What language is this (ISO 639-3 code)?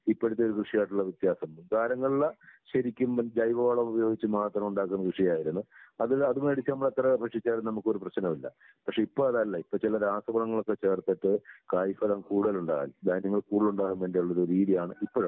mal